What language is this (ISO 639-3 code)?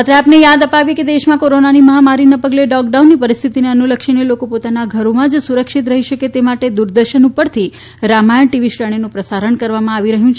guj